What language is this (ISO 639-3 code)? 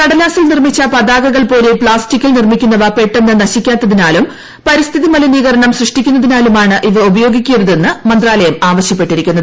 mal